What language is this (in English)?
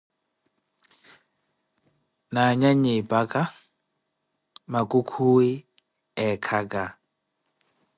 Koti